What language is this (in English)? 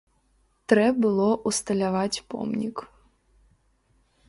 Belarusian